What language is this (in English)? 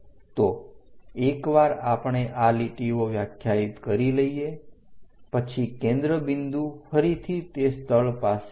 Gujarati